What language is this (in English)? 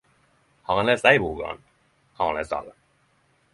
Norwegian Nynorsk